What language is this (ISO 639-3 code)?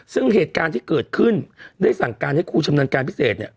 tha